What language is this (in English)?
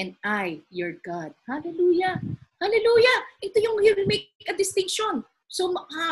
Filipino